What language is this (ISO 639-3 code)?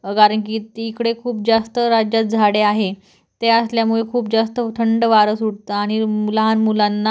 mar